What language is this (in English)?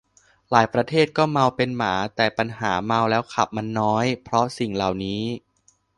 Thai